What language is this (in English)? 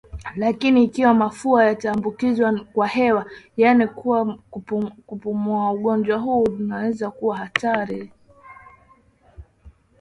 Swahili